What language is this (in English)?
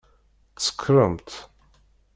Kabyle